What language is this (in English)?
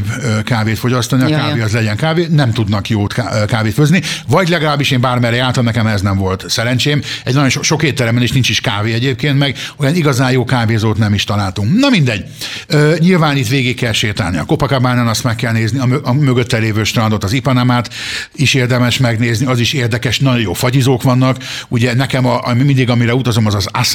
Hungarian